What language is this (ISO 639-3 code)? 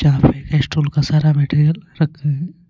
hin